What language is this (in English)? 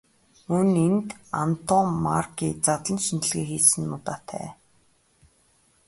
Mongolian